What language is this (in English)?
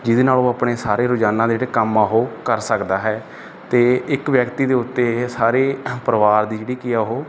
Punjabi